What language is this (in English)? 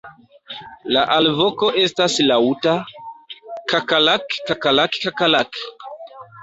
Esperanto